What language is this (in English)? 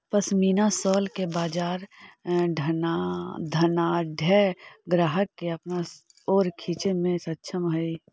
Magahi